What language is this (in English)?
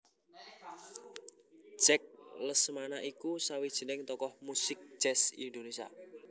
Javanese